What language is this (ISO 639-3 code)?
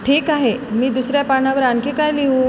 mar